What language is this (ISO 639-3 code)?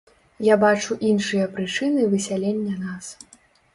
bel